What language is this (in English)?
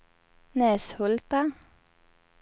Swedish